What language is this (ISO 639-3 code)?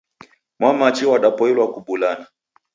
dav